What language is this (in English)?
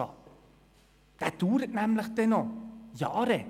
Swiss German